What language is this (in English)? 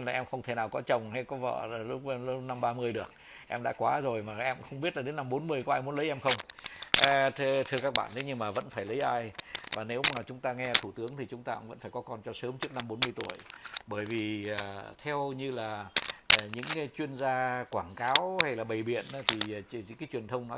Vietnamese